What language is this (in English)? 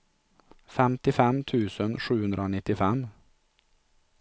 Swedish